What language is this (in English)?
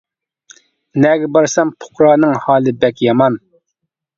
Uyghur